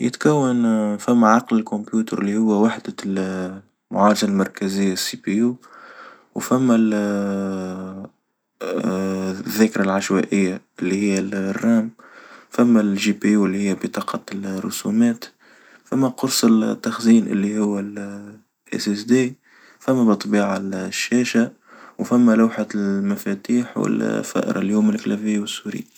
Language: Tunisian Arabic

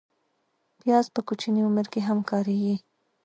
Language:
Pashto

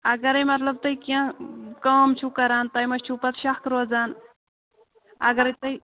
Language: Kashmiri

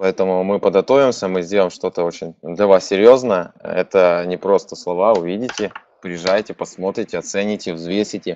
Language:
Russian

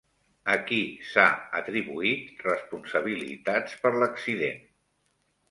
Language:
Catalan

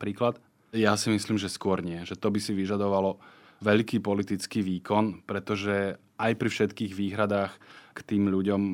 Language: Slovak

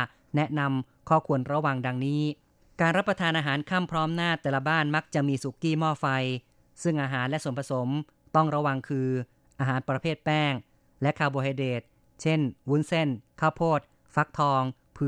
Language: Thai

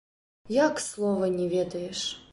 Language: Belarusian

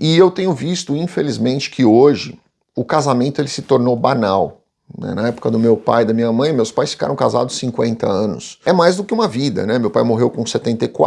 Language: Portuguese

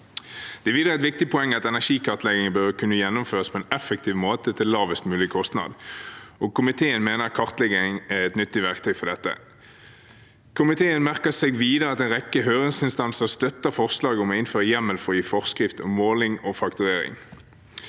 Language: Norwegian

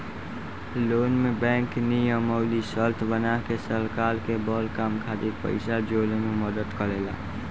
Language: Bhojpuri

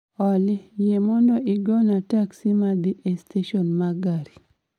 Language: Luo (Kenya and Tanzania)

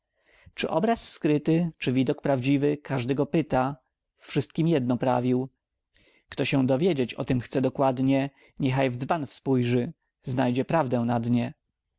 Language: Polish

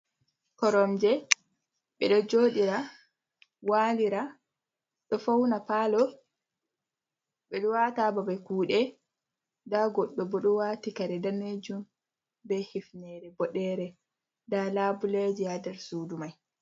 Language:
Fula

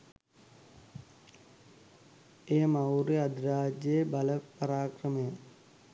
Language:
Sinhala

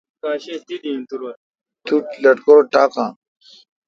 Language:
Kalkoti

